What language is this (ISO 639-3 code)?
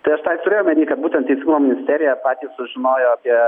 lit